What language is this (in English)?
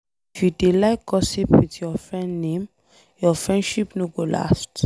Nigerian Pidgin